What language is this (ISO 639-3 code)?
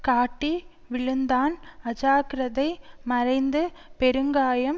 tam